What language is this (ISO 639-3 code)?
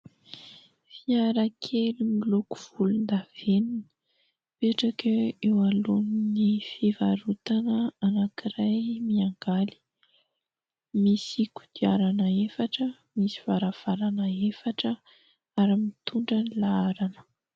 mlg